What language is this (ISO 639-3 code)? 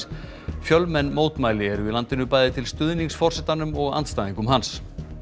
isl